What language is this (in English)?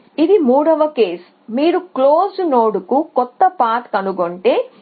Telugu